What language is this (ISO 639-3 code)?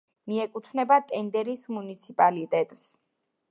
kat